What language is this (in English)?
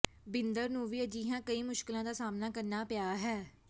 Punjabi